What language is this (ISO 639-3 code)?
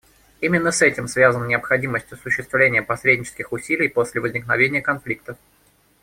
rus